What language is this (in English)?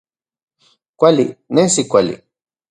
Central Puebla Nahuatl